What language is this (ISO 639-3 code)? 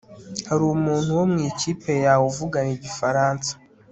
kin